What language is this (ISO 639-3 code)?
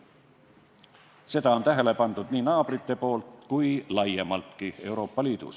est